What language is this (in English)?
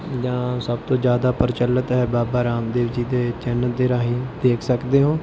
Punjabi